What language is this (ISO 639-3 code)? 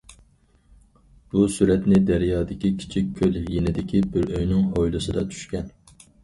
uig